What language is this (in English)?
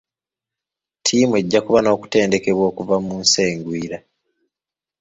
Ganda